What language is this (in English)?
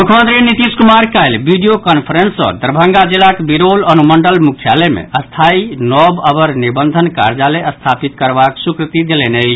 Maithili